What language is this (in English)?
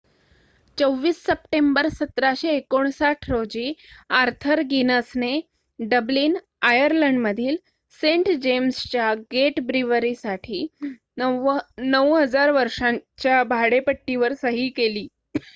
Marathi